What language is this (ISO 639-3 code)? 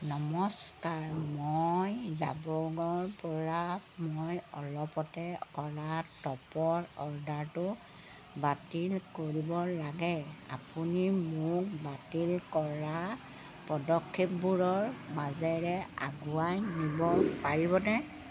asm